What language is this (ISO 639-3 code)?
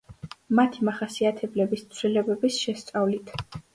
kat